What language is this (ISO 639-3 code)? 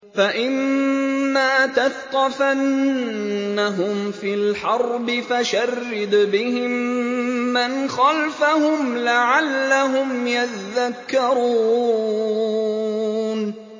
ara